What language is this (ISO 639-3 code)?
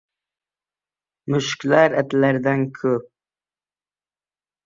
uzb